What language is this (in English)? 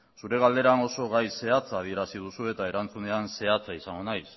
Basque